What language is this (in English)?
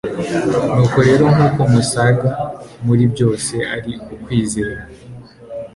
Kinyarwanda